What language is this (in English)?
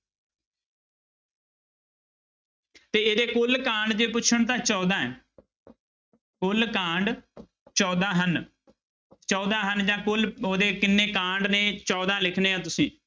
Punjabi